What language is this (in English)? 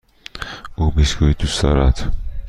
Persian